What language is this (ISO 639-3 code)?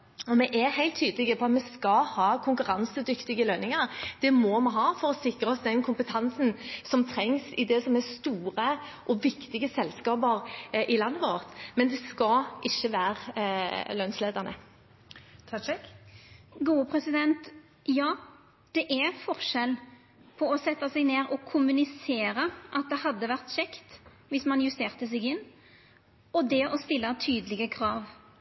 nor